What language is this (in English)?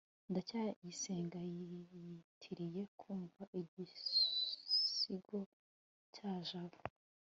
Kinyarwanda